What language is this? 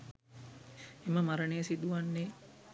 Sinhala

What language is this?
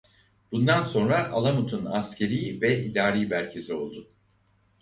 Turkish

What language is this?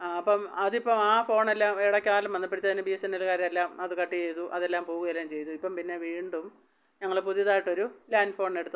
Malayalam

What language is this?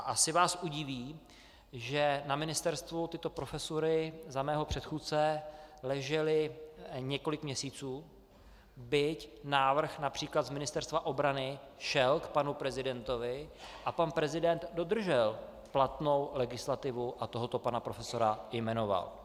Czech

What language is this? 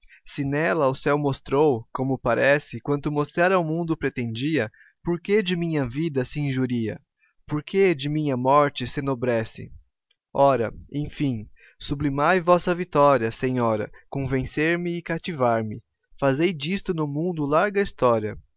Portuguese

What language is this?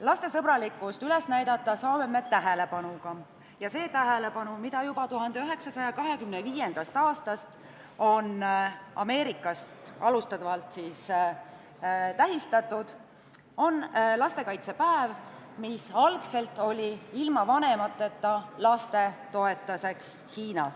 Estonian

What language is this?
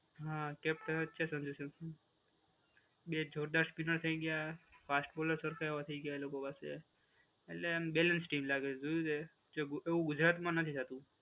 Gujarati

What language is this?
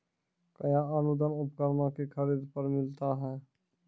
Maithili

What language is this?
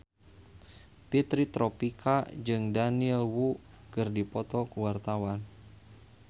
Sundanese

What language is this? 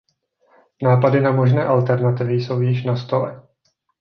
Czech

